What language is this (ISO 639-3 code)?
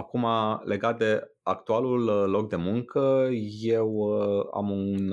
ron